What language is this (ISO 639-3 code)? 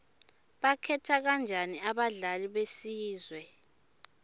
ssw